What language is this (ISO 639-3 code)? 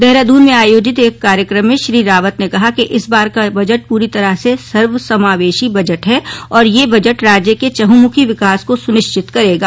hin